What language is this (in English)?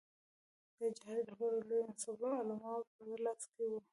Pashto